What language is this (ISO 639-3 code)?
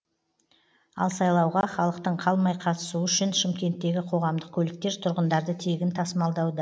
kaz